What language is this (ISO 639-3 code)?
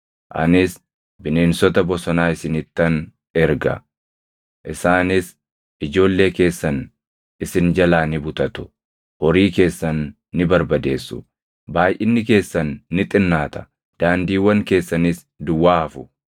orm